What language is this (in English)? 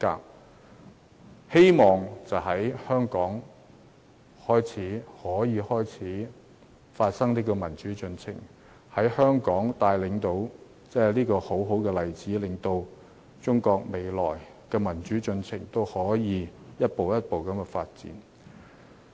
Cantonese